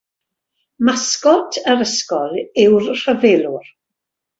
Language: Welsh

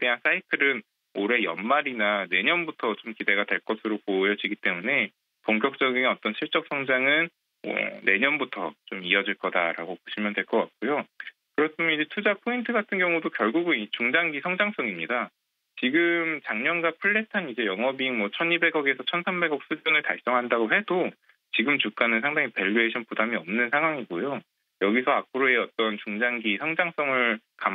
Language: Korean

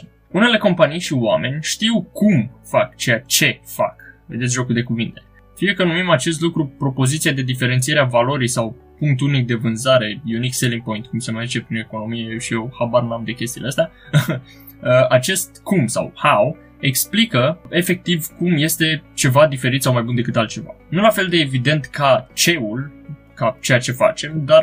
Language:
Romanian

